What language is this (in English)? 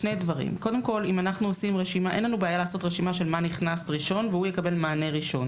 Hebrew